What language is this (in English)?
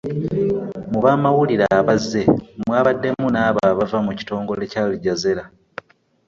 Ganda